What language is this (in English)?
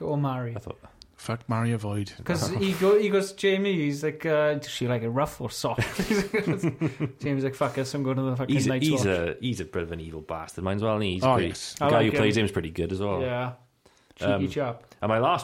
English